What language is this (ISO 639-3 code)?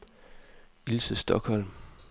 dan